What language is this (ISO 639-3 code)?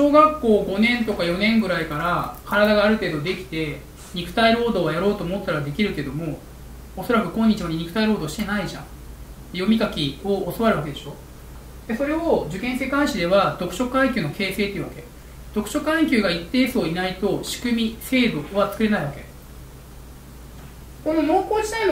jpn